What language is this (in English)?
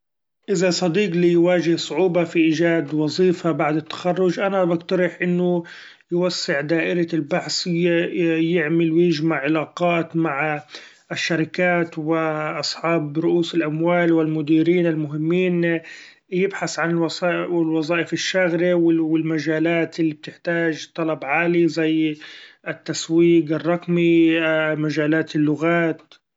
Gulf Arabic